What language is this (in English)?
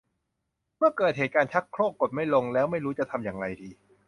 Thai